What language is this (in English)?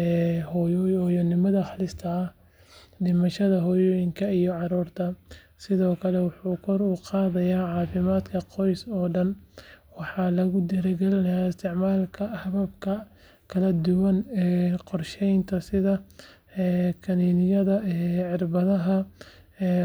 Somali